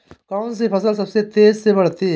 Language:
Hindi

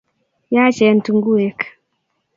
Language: Kalenjin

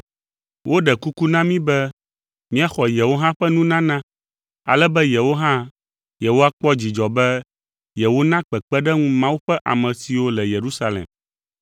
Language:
Ewe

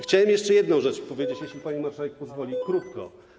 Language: Polish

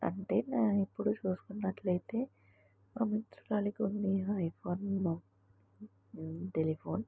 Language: Telugu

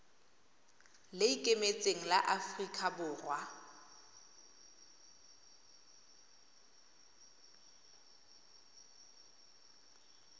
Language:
Tswana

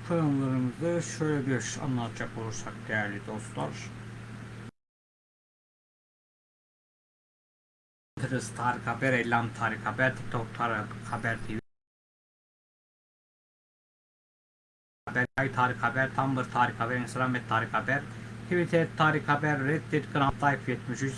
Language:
Turkish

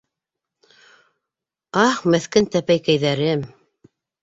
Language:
Bashkir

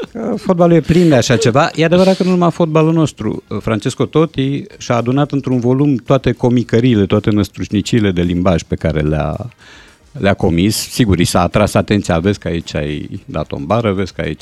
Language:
Romanian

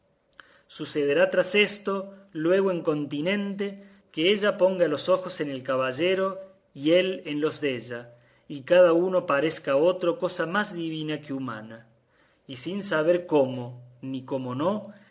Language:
Spanish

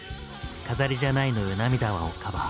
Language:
Japanese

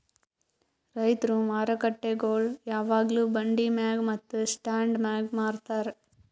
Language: Kannada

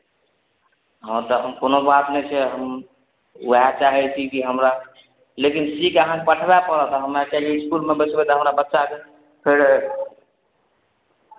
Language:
Maithili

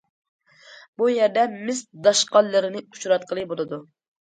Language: Uyghur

